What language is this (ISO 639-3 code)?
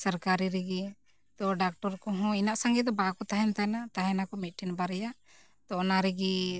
sat